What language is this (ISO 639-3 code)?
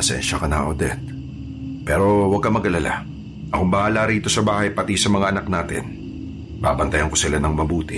fil